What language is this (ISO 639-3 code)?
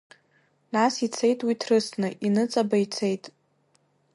abk